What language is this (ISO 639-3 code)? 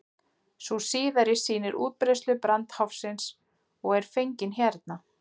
isl